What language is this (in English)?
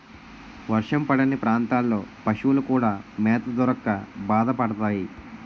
Telugu